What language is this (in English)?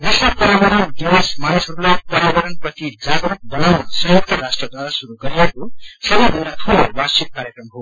Nepali